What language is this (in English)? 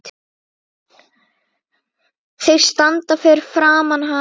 Icelandic